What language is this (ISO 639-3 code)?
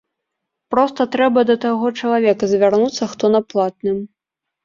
bel